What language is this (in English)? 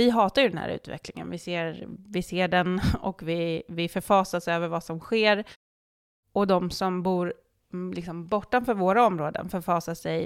Swedish